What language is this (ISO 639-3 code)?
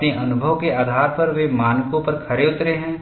hin